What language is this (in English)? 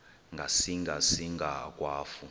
Xhosa